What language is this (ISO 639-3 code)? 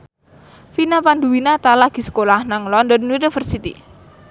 jav